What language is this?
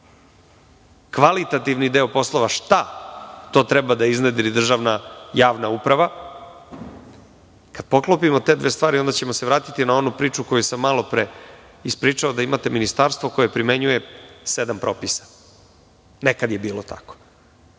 Serbian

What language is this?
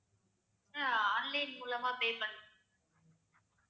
Tamil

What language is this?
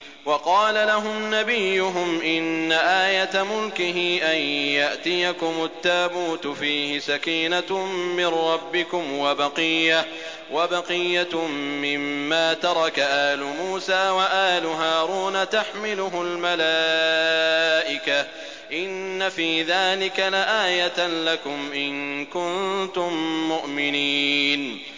Arabic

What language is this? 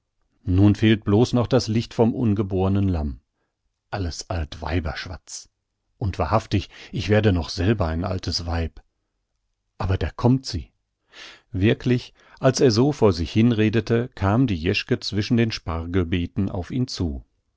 German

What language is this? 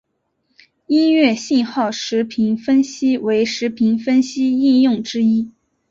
Chinese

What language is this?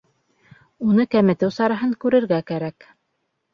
Bashkir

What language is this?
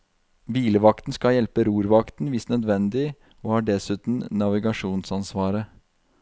Norwegian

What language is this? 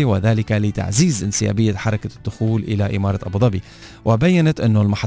Arabic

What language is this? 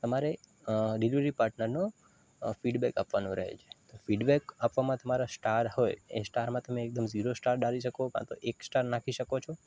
Gujarati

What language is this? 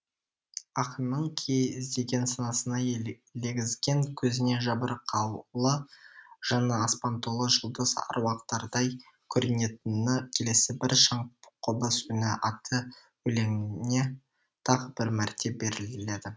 Kazakh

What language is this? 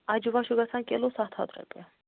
Kashmiri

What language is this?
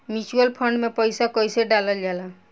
Bhojpuri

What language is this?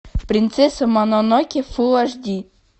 Russian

